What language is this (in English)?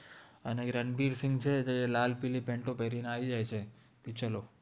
Gujarati